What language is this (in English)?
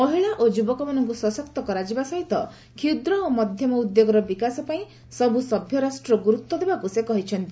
Odia